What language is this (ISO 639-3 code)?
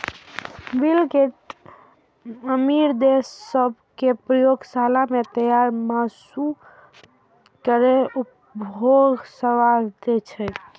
mai